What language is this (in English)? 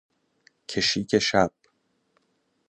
Persian